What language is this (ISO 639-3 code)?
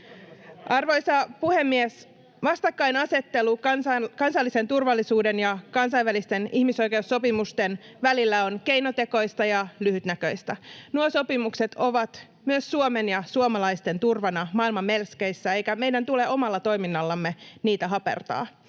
fin